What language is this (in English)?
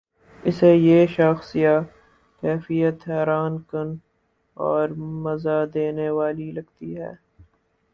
Urdu